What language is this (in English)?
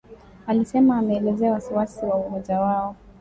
Swahili